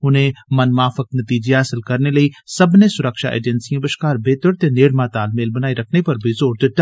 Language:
Dogri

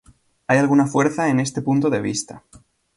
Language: Spanish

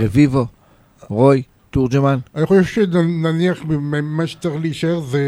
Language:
Hebrew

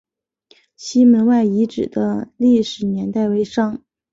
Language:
Chinese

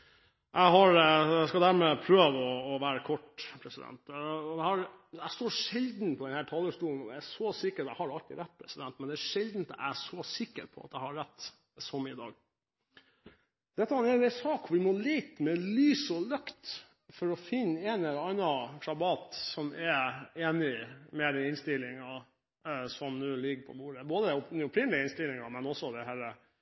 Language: Norwegian Bokmål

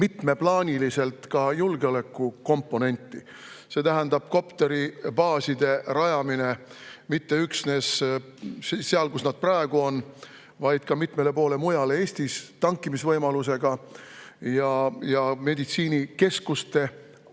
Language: Estonian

